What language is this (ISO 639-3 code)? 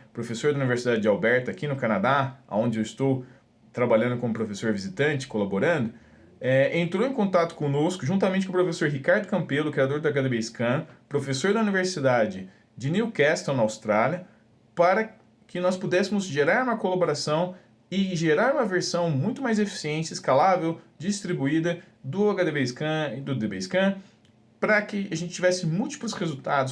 por